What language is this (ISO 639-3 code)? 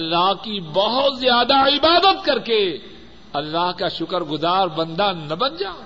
urd